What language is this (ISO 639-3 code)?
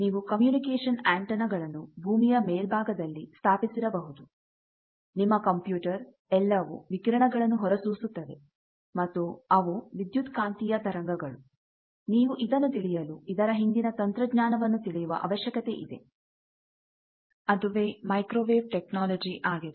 kan